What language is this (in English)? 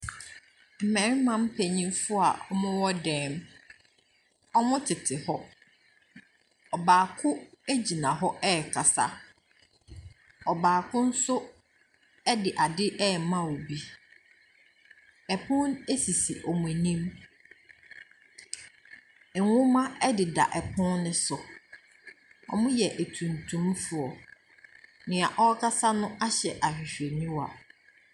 Akan